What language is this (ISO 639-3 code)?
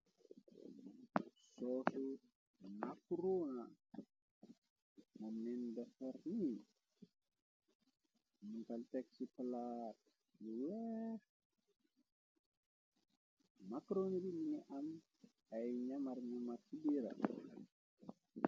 wol